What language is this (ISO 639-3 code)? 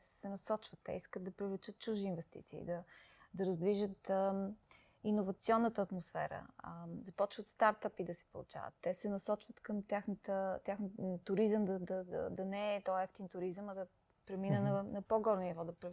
bul